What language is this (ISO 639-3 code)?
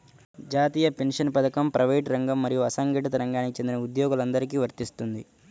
tel